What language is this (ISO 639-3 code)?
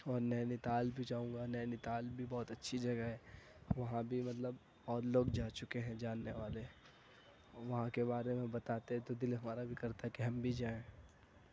urd